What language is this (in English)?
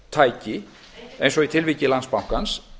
Icelandic